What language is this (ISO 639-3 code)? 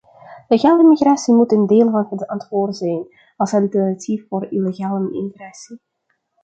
nld